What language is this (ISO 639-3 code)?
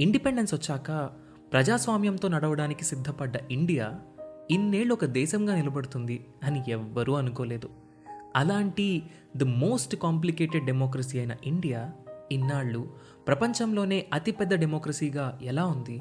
tel